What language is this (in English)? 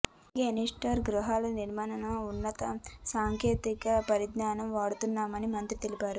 Telugu